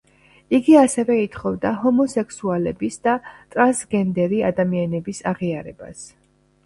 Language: Georgian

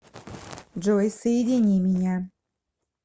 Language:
Russian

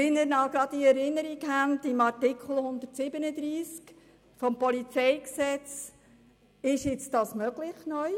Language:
Swiss German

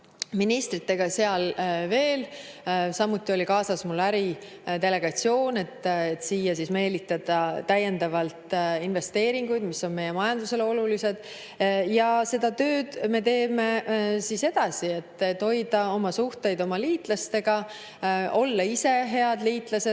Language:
Estonian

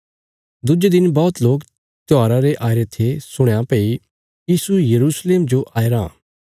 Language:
Bilaspuri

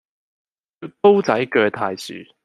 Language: Cantonese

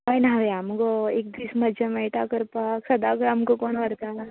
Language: Konkani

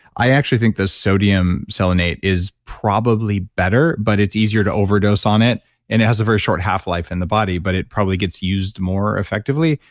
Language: English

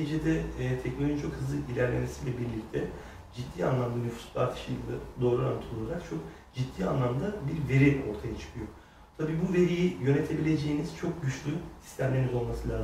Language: Turkish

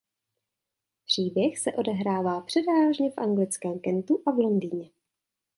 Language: Czech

